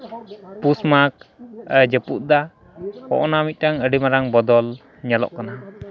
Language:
Santali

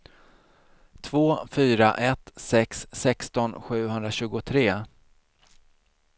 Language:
Swedish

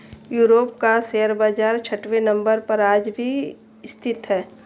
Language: Hindi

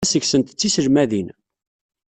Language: Kabyle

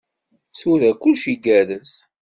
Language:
Kabyle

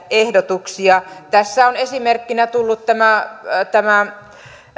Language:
Finnish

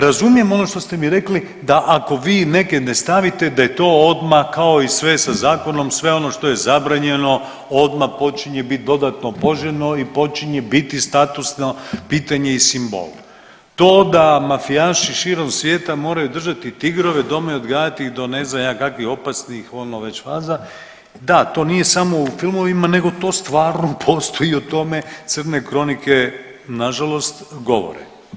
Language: Croatian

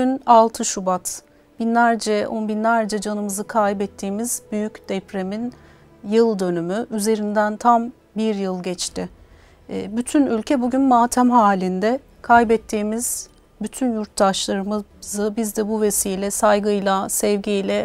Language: Turkish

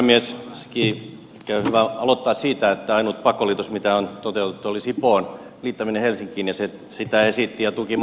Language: Finnish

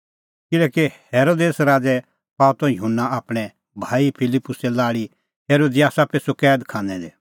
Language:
Kullu Pahari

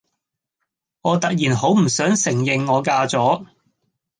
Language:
Cantonese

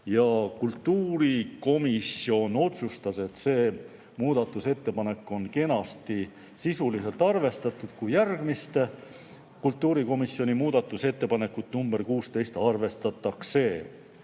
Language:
Estonian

